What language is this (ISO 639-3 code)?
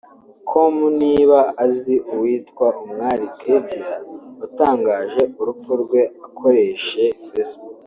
kin